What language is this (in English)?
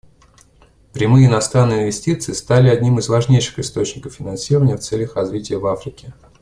Russian